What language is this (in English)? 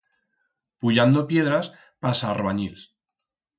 Aragonese